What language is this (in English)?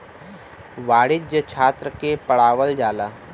Bhojpuri